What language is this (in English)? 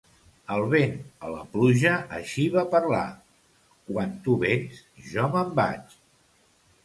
Catalan